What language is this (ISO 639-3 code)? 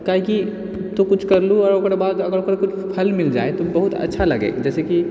mai